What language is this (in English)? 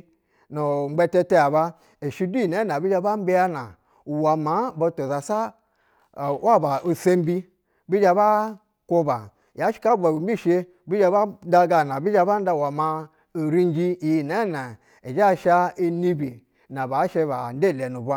Basa (Nigeria)